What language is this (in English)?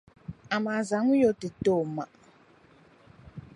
Dagbani